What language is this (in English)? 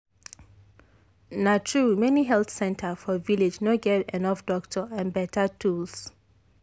Nigerian Pidgin